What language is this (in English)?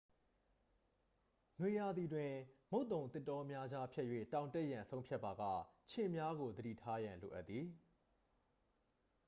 Burmese